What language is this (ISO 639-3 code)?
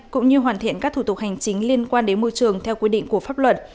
vie